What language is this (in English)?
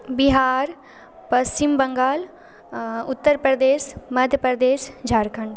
Maithili